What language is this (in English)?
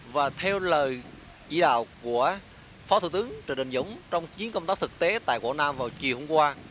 Vietnamese